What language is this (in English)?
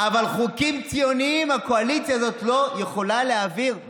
Hebrew